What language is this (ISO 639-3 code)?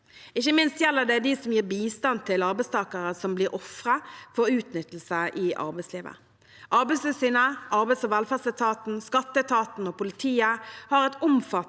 nor